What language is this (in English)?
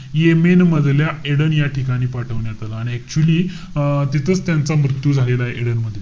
Marathi